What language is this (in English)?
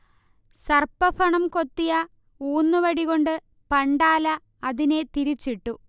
Malayalam